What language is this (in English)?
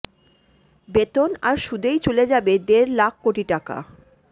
Bangla